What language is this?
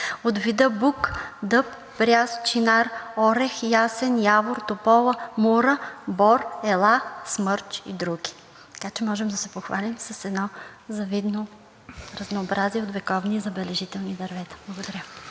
Bulgarian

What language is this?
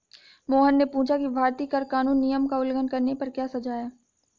Hindi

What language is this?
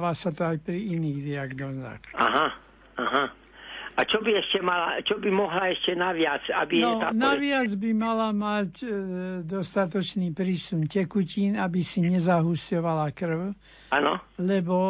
Slovak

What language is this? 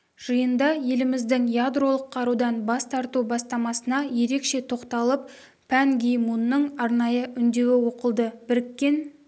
Kazakh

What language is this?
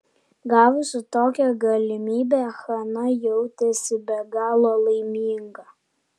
Lithuanian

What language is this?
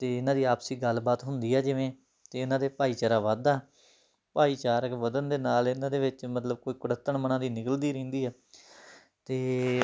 Punjabi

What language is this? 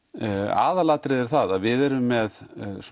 Icelandic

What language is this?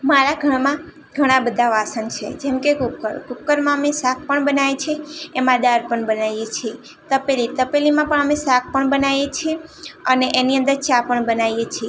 Gujarati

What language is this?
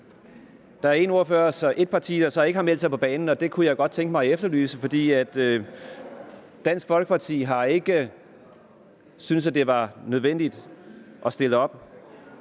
Danish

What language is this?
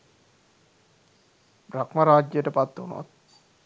Sinhala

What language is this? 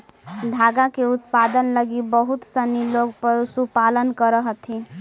Magahi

